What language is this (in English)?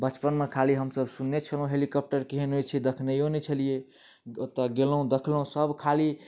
Maithili